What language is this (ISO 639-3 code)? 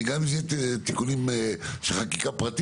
heb